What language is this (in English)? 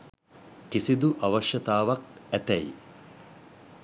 Sinhala